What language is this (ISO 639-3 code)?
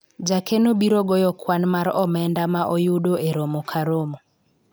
luo